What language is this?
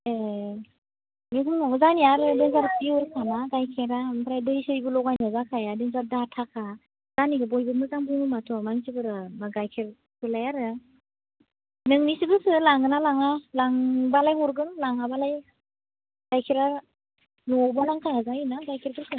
Bodo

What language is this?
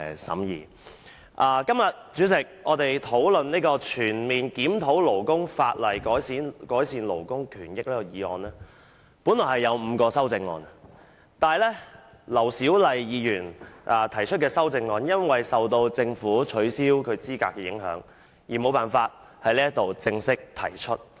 Cantonese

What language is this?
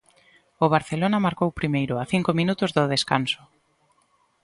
Galician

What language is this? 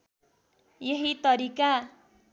Nepali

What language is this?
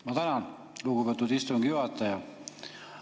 Estonian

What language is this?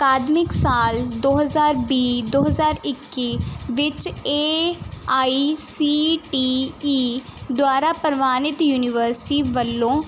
Punjabi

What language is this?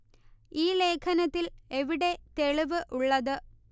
Malayalam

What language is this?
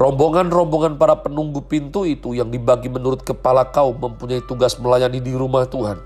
Indonesian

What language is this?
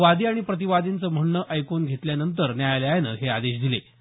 Marathi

